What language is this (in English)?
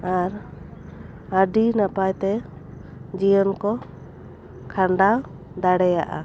Santali